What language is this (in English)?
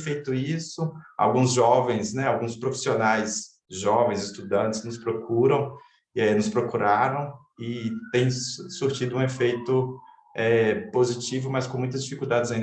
Portuguese